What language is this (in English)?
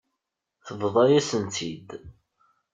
Kabyle